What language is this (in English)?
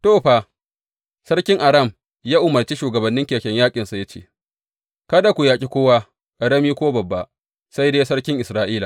Hausa